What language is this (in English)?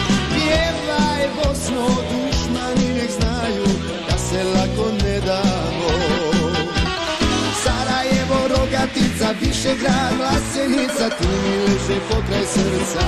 Romanian